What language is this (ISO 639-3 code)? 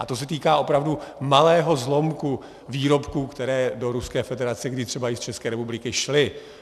ces